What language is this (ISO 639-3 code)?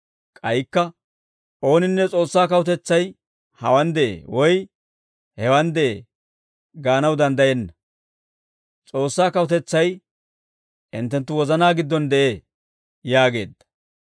dwr